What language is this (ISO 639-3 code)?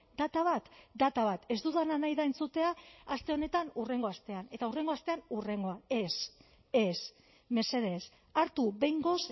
eus